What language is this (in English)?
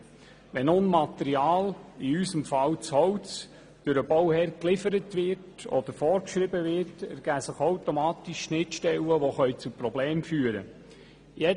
Swiss German